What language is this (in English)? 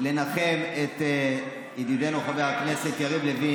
Hebrew